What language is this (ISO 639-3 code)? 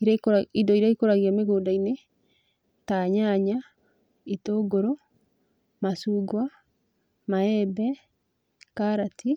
kik